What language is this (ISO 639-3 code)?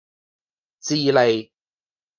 yue